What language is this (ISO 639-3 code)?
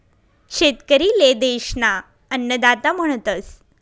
mar